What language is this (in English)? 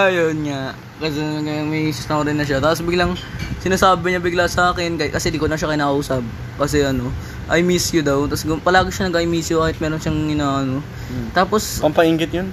Filipino